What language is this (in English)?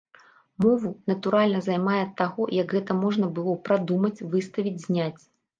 Belarusian